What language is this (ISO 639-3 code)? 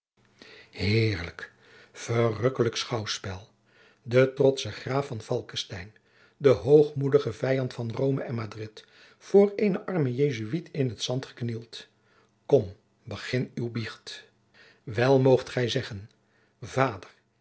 nld